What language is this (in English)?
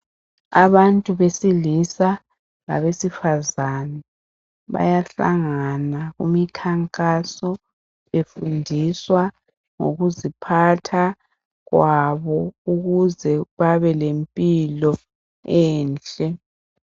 North Ndebele